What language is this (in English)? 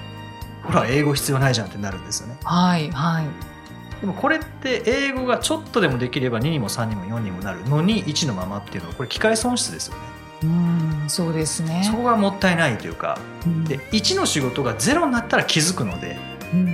Japanese